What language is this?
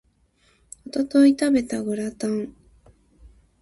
Japanese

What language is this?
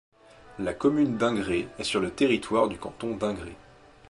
French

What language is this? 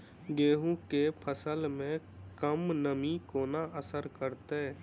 Maithili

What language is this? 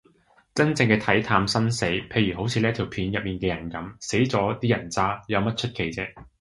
Cantonese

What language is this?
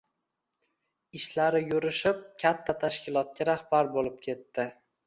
Uzbek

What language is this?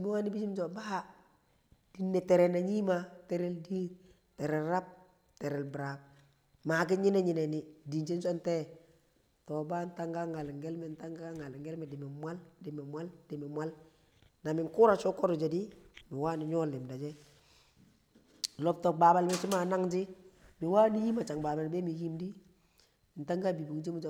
Kamo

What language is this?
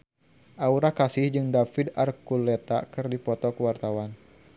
Sundanese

